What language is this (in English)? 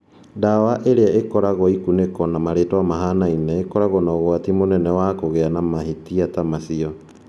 Kikuyu